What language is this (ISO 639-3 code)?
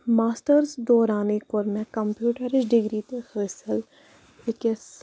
kas